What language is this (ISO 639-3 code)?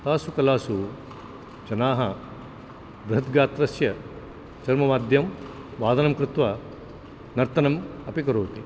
san